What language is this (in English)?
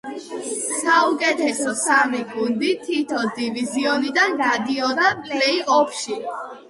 Georgian